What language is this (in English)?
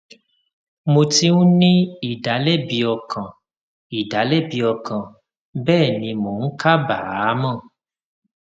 Yoruba